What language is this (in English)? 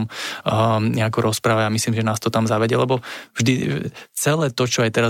Slovak